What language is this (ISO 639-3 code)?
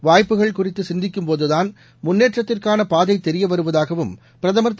tam